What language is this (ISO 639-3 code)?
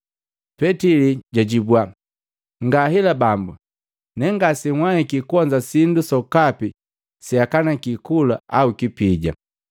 mgv